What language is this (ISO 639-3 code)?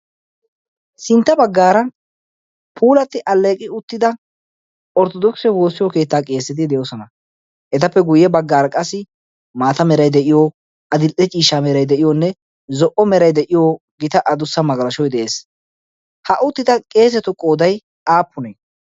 wal